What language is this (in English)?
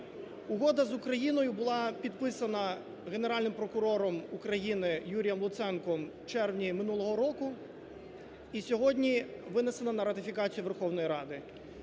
Ukrainian